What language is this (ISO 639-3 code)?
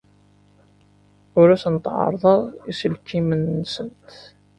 kab